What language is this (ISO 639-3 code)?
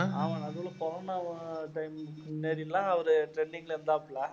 tam